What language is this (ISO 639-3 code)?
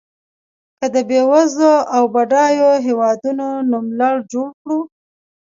pus